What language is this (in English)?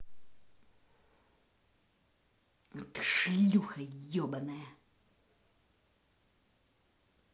Russian